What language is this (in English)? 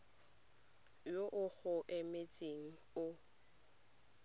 Tswana